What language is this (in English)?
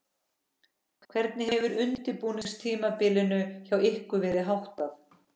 Icelandic